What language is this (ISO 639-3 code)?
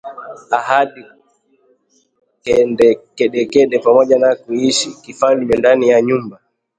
swa